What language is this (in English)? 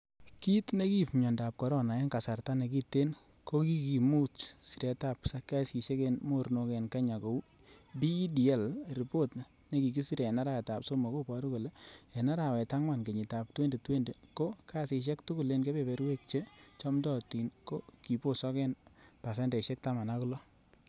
Kalenjin